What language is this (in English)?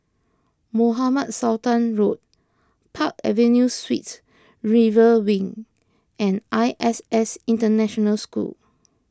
English